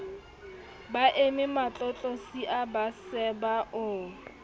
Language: Southern Sotho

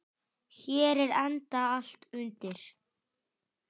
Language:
Icelandic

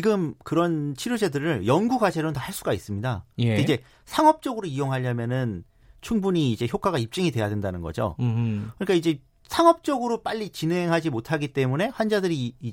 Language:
Korean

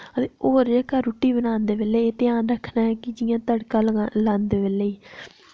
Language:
Dogri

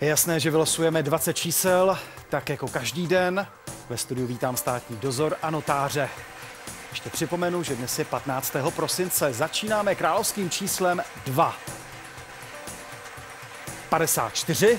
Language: Czech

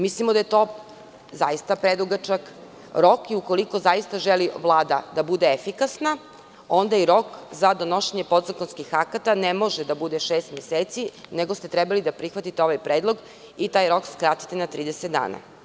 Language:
Serbian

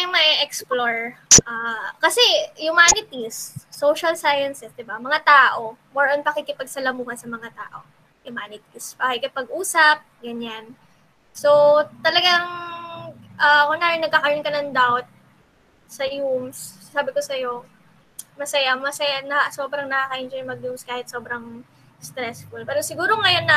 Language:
Filipino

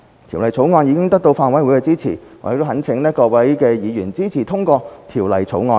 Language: Cantonese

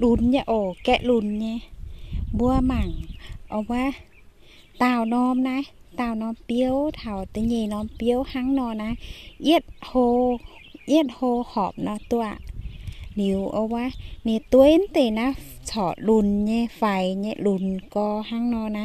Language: Thai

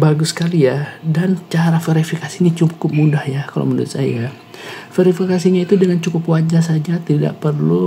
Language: Indonesian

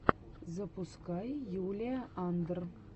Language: Russian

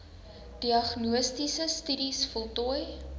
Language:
Afrikaans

